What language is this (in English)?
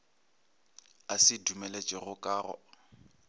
Northern Sotho